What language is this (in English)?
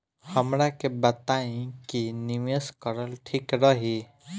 Bhojpuri